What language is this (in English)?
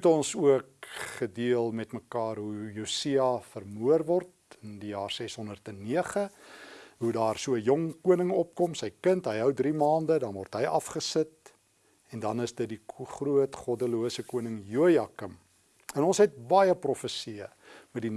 Dutch